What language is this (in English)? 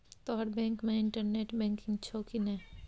Maithili